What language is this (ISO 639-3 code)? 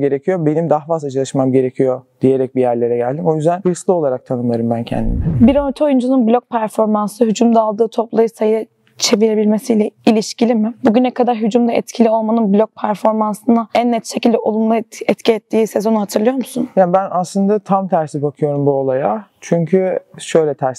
tur